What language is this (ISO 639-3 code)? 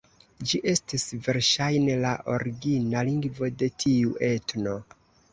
epo